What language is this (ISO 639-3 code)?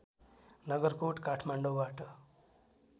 nep